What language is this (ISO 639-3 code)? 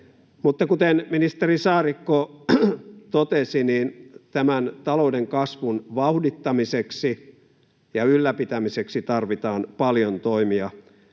fin